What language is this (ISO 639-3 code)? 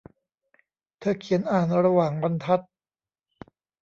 tha